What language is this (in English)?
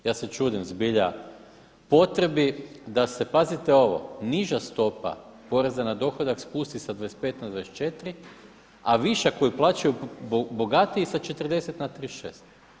Croatian